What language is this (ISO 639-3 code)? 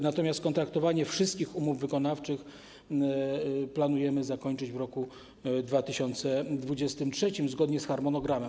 pol